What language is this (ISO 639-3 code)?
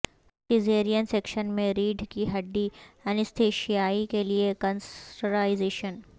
urd